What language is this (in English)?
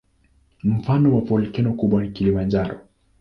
Swahili